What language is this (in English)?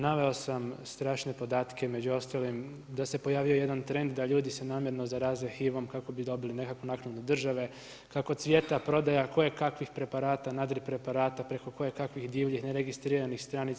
Croatian